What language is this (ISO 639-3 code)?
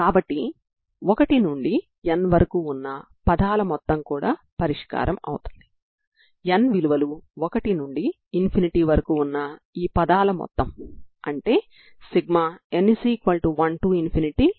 tel